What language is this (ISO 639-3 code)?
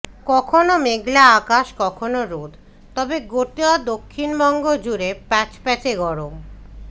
ben